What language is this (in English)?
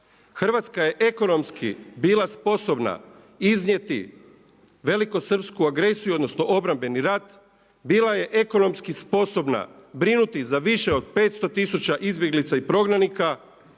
Croatian